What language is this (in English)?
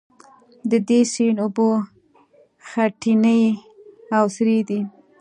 Pashto